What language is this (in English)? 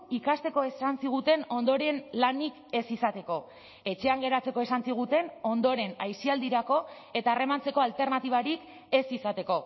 Basque